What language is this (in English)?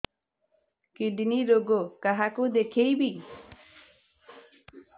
Odia